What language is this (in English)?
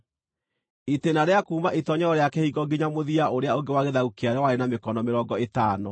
Kikuyu